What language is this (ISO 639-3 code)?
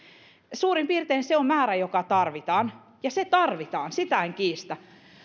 fin